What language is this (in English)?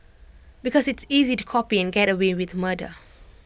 English